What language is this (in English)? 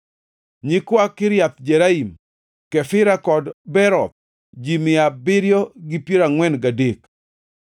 Luo (Kenya and Tanzania)